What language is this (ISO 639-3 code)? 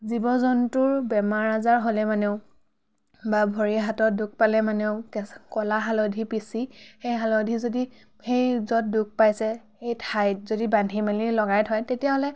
asm